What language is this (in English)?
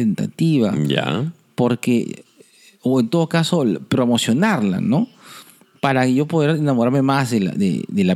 Spanish